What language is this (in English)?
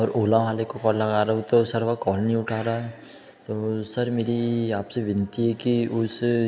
Hindi